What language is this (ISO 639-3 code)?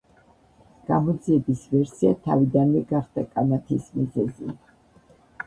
kat